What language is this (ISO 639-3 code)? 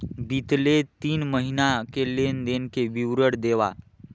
hne